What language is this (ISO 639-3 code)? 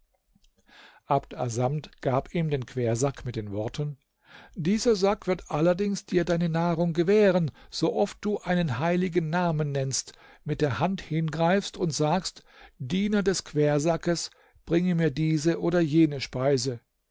deu